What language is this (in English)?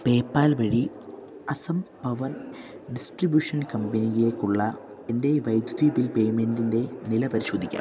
Malayalam